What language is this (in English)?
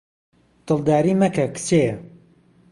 Central Kurdish